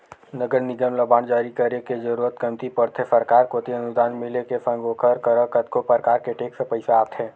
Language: Chhattisgarhi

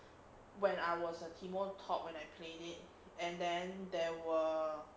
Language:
English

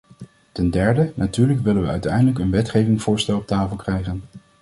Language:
Dutch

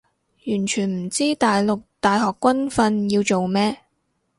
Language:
Cantonese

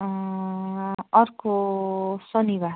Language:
Nepali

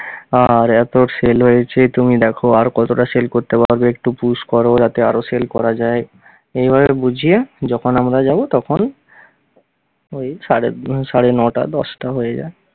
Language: Bangla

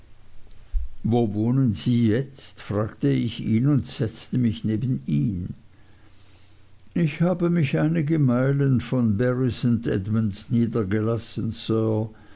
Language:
German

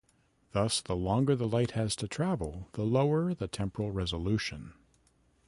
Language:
English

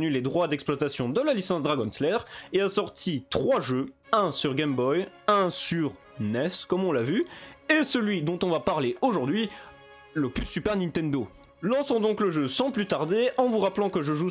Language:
French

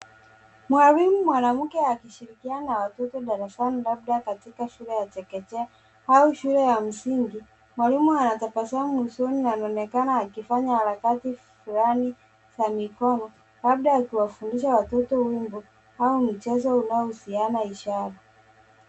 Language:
Swahili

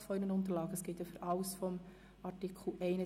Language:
Swiss German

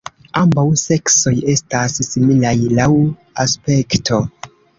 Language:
Esperanto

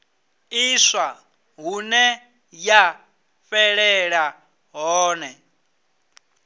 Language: Venda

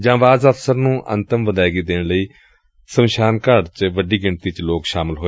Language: Punjabi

